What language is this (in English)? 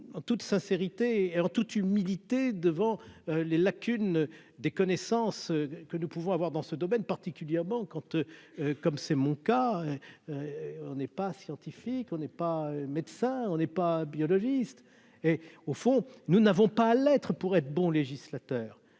French